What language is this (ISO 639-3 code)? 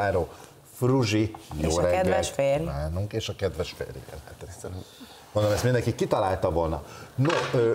hun